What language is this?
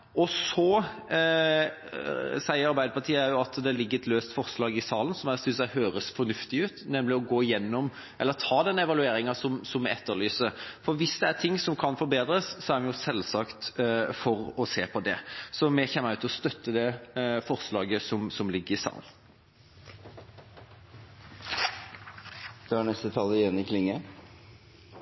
Norwegian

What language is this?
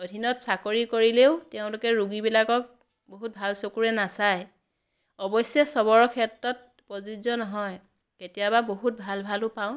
Assamese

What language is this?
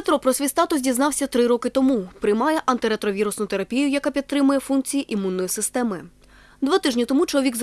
Ukrainian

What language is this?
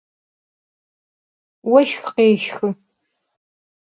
Adyghe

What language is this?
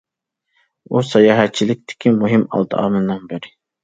Uyghur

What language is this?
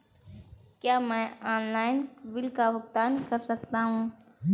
Hindi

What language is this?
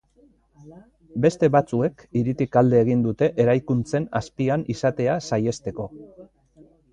Basque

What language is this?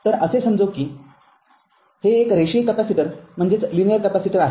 Marathi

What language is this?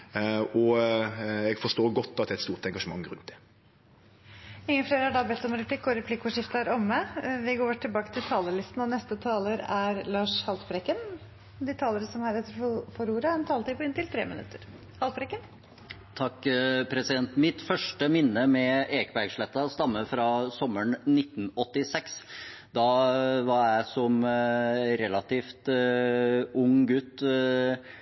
Norwegian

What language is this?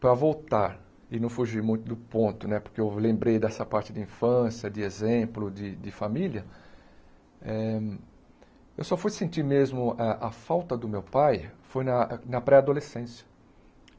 Portuguese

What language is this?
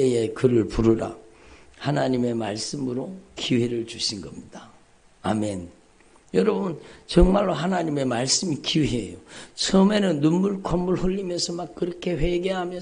Korean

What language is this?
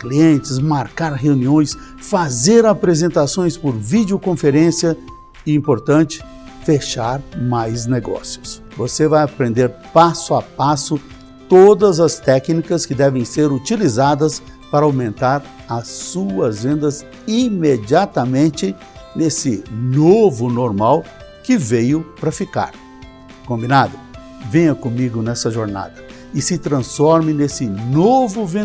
Portuguese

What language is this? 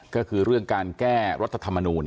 Thai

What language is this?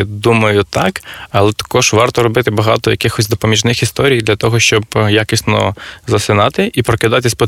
Ukrainian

